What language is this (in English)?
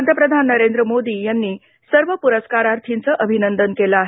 Marathi